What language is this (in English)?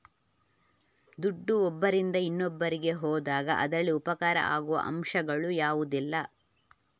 Kannada